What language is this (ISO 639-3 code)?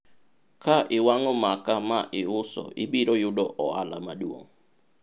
luo